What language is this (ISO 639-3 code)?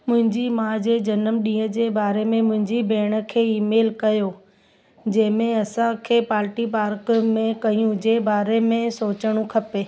snd